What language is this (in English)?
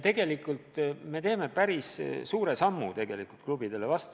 Estonian